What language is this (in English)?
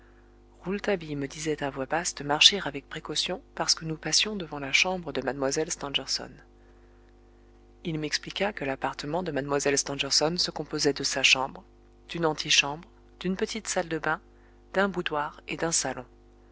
French